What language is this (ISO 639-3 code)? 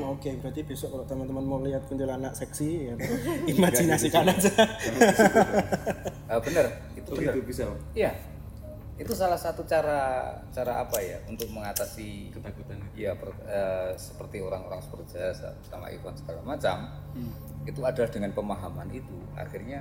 ind